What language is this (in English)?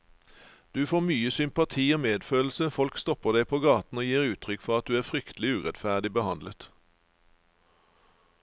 Norwegian